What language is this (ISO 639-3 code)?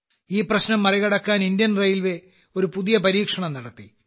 mal